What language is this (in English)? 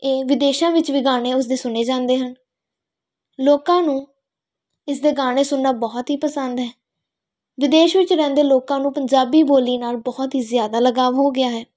Punjabi